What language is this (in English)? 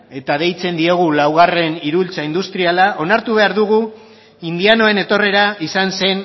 Basque